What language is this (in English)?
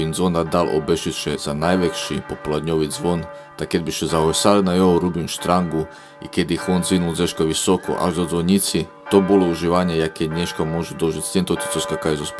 Romanian